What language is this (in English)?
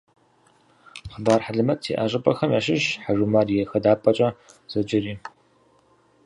Kabardian